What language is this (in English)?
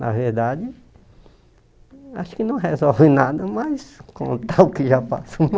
Portuguese